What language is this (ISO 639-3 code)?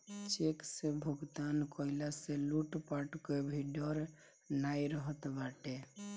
bho